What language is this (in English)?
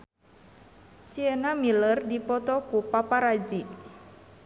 Sundanese